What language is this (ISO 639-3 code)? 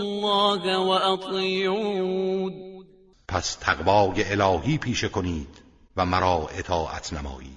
fas